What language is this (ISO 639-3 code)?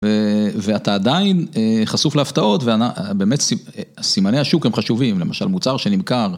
heb